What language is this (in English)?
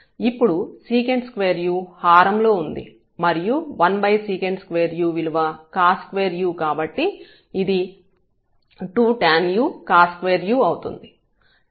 Telugu